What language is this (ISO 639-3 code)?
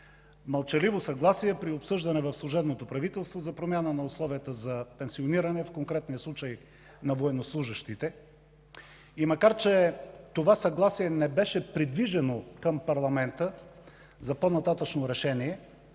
bul